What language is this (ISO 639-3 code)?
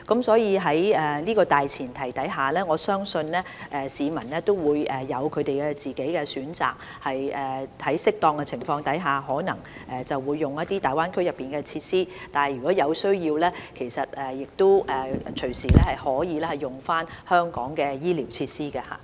yue